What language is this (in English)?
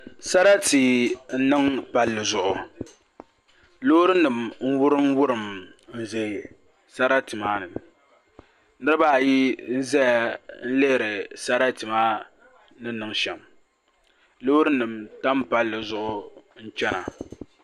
Dagbani